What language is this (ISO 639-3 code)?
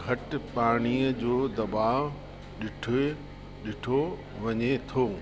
snd